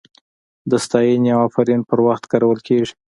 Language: Pashto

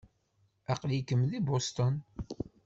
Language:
Kabyle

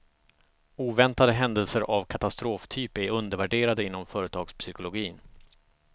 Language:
Swedish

